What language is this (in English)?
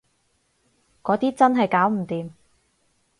Cantonese